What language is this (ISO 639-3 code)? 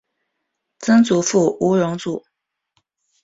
zho